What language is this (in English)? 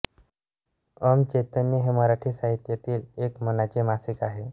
Marathi